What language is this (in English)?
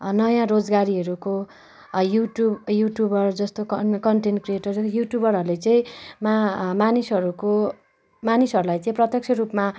Nepali